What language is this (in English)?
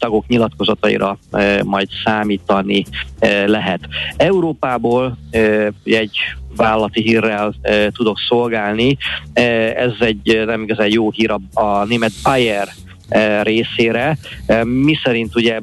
Hungarian